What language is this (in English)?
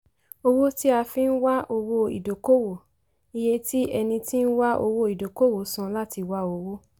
Yoruba